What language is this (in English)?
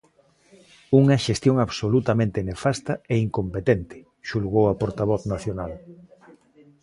Galician